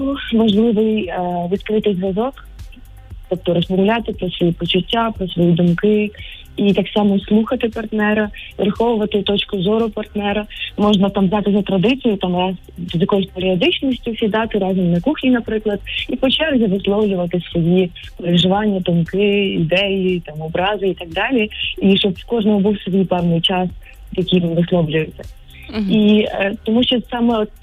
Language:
Ukrainian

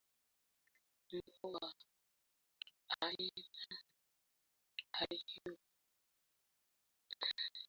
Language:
Swahili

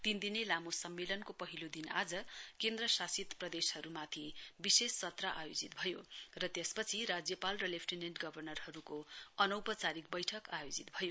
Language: Nepali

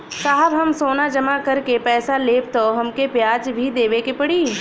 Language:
Bhojpuri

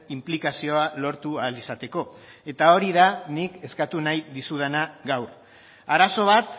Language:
Basque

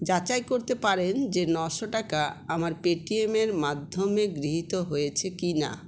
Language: Bangla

